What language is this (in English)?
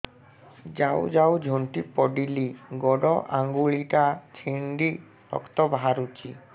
Odia